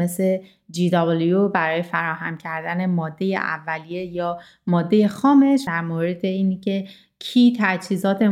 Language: Persian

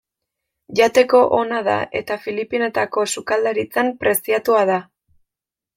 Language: Basque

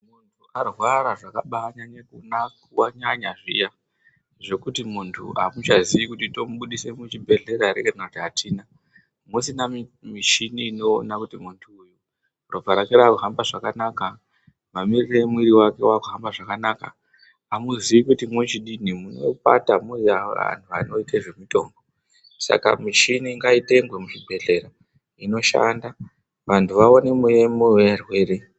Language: Ndau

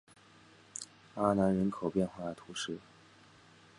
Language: Chinese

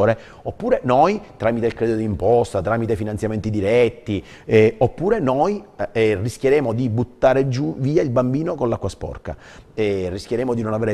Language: Italian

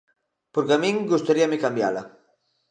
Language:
Galician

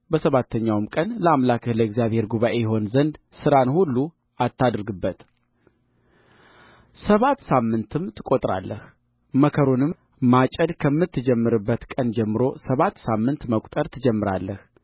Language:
Amharic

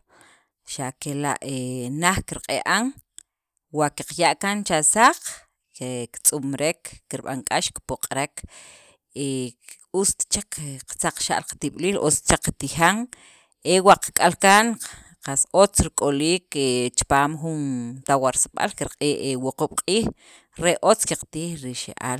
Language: Sacapulteco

